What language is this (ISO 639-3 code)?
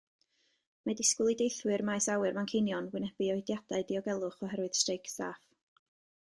cym